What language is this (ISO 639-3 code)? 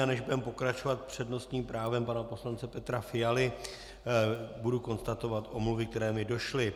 ces